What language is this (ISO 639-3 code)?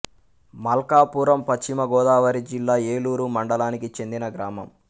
tel